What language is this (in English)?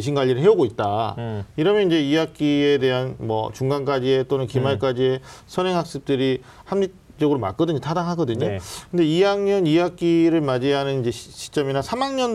Korean